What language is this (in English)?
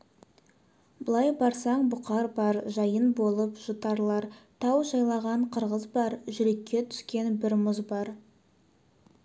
Kazakh